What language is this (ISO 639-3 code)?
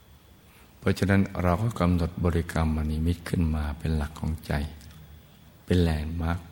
tha